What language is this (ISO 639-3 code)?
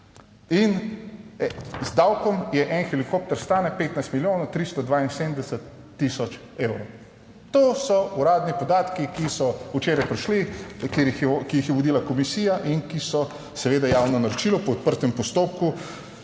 slv